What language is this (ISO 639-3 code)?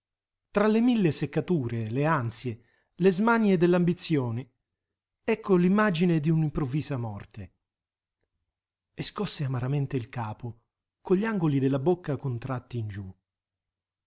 ita